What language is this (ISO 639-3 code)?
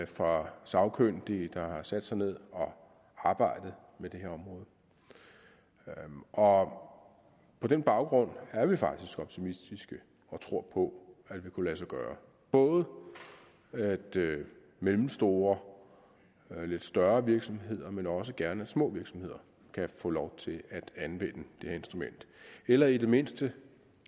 dan